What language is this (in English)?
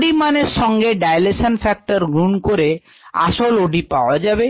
Bangla